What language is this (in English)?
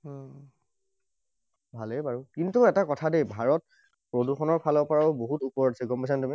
Assamese